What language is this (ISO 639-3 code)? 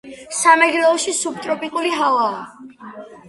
kat